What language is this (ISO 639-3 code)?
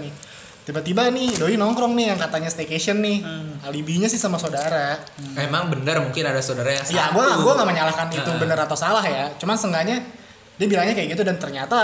ind